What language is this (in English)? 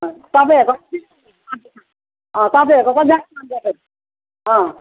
Nepali